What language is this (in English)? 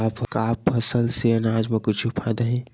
Chhattisgarhi